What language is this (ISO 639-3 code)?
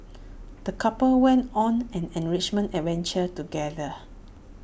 eng